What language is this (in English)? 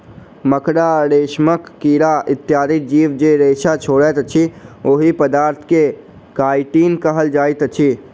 Maithili